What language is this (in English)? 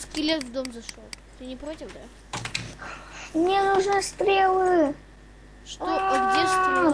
Russian